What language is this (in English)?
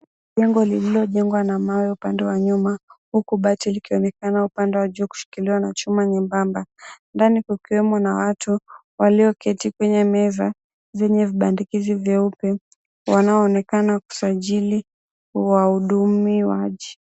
Swahili